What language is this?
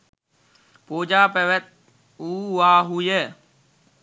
Sinhala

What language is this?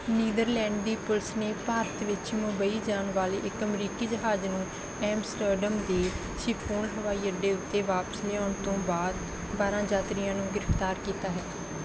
Punjabi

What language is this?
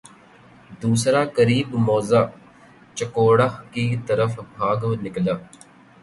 Urdu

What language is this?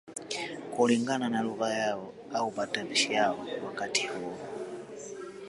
Swahili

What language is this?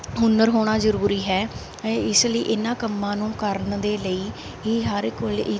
Punjabi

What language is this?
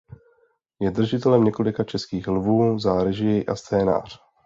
Czech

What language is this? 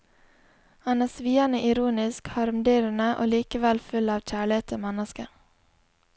Norwegian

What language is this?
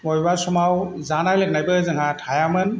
Bodo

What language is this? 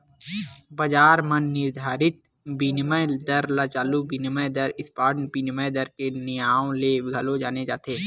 Chhattisgarhi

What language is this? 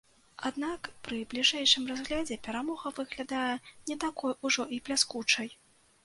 Belarusian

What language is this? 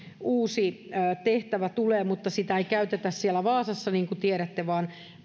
Finnish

